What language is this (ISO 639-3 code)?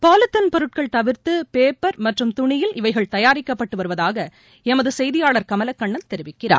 tam